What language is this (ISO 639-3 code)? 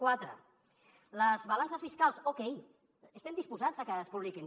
cat